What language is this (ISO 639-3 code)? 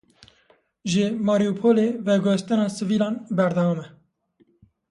kur